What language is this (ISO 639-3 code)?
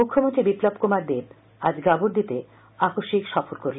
ben